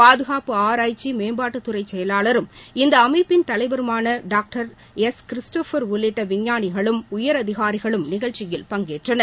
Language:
Tamil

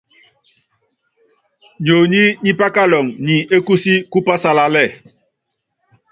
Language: Yangben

